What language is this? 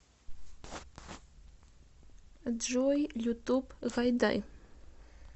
Russian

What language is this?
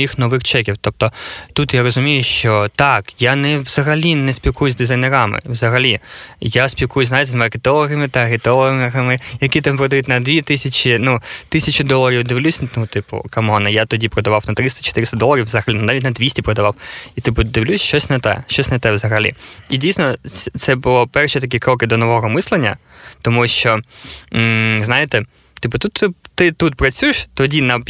Ukrainian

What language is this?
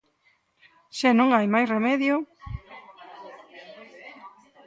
Galician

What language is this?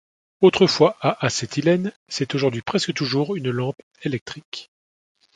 French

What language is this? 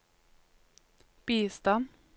Norwegian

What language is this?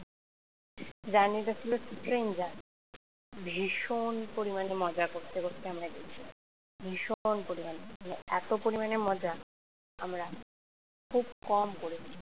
Bangla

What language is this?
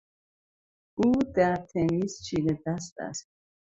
Persian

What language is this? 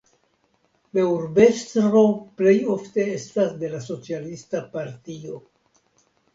Esperanto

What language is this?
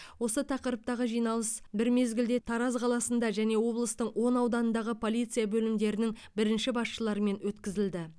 Kazakh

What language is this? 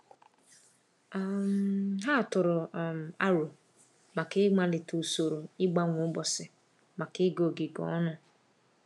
Igbo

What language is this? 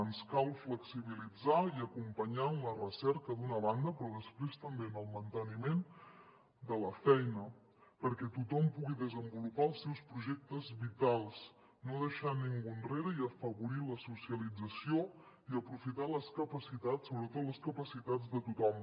Catalan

